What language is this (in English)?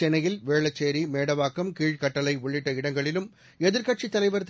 Tamil